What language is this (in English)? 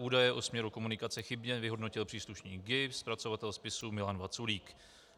Czech